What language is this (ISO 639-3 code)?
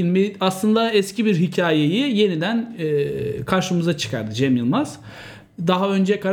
tur